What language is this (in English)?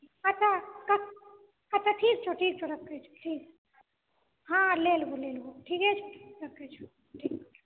Maithili